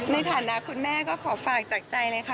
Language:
Thai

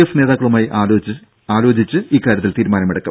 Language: Malayalam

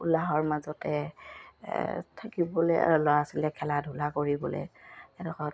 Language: Assamese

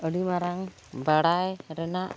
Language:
Santali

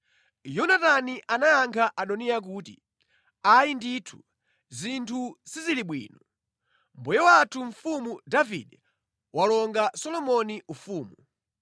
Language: Nyanja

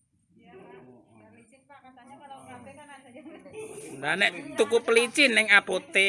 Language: Indonesian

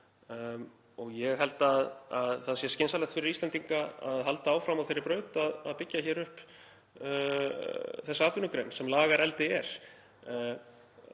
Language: Icelandic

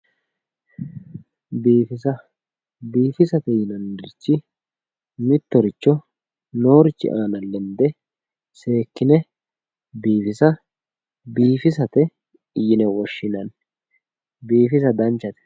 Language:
Sidamo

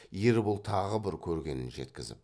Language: Kazakh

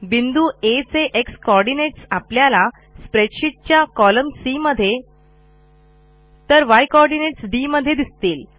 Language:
Marathi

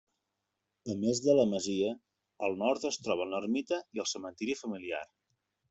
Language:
Catalan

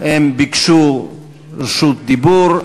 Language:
Hebrew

